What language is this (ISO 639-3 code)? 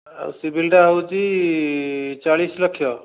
ori